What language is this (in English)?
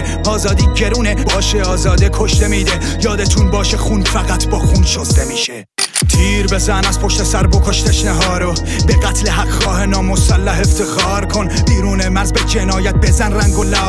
Persian